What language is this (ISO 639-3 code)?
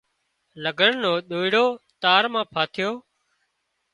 kxp